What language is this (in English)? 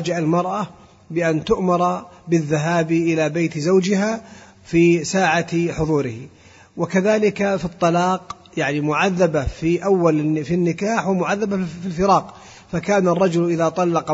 Arabic